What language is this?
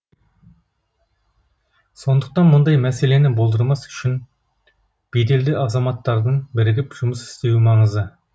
Kazakh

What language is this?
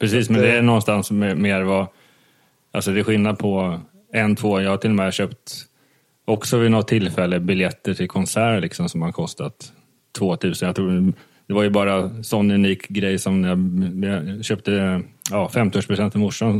Swedish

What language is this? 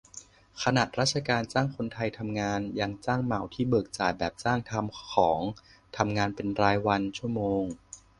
Thai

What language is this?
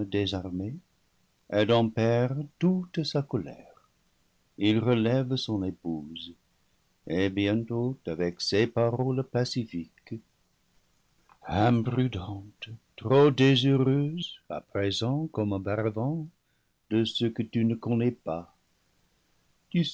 French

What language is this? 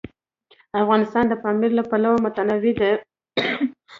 Pashto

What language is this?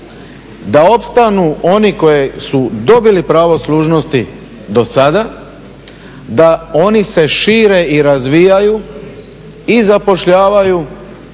Croatian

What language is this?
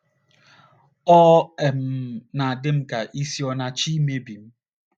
Igbo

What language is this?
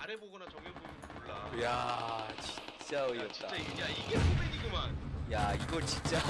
Korean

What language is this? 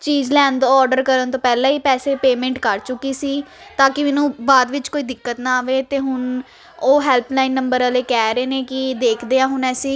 Punjabi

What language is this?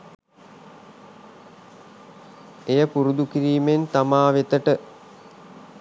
Sinhala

